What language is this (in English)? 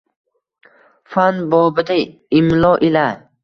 Uzbek